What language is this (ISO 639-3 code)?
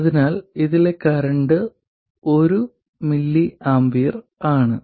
mal